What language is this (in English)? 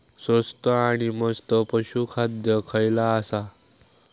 Marathi